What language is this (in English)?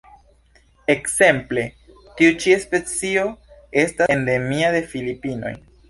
Esperanto